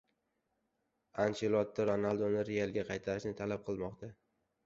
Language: Uzbek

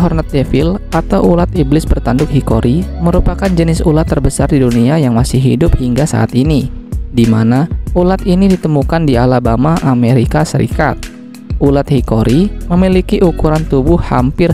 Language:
Indonesian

